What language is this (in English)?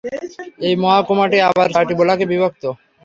Bangla